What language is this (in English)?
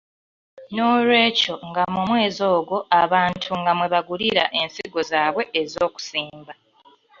Ganda